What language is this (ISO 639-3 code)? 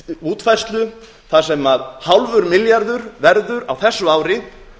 isl